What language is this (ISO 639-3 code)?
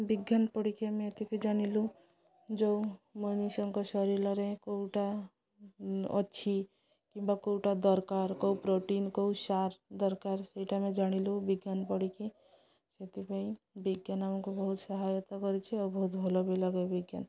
ori